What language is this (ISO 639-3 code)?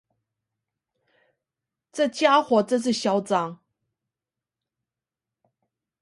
zho